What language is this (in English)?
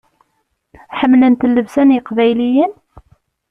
Kabyle